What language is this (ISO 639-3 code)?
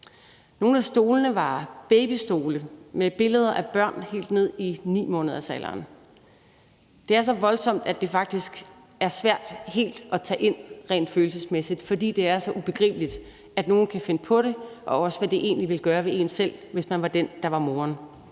dan